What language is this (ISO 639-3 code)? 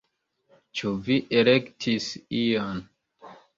epo